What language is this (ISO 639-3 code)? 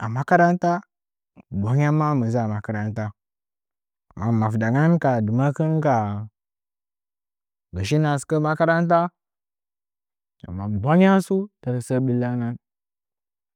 nja